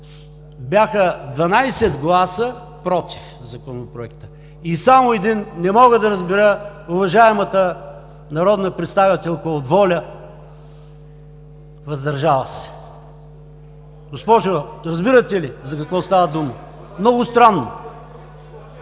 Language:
Bulgarian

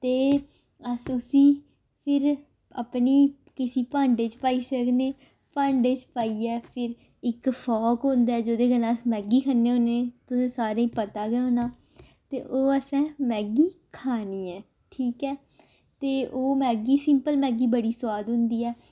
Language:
Dogri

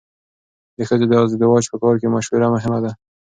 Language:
Pashto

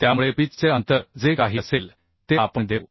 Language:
Marathi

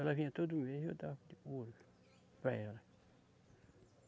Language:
Portuguese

